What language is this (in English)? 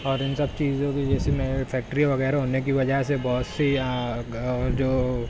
Urdu